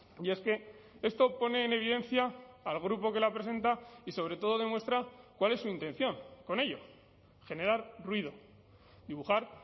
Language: Spanish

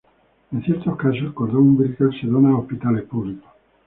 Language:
Spanish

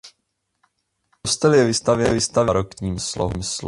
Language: Czech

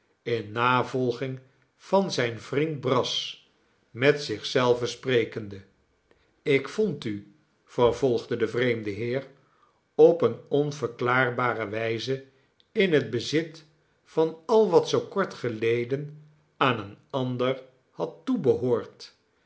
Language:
Dutch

